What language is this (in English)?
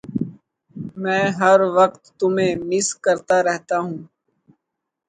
Urdu